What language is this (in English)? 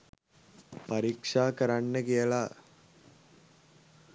Sinhala